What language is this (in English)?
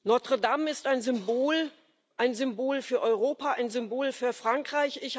German